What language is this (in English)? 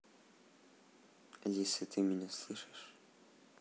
Russian